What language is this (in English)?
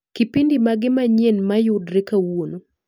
Luo (Kenya and Tanzania)